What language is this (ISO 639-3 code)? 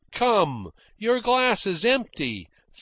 eng